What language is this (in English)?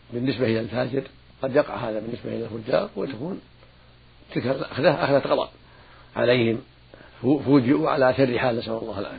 Arabic